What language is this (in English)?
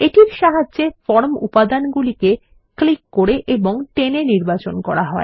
Bangla